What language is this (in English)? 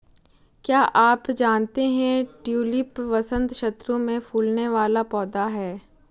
Hindi